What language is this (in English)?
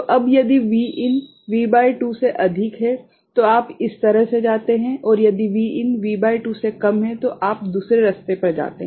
Hindi